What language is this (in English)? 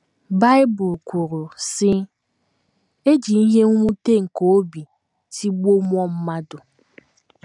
Igbo